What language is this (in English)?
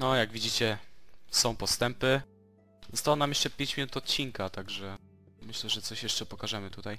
Polish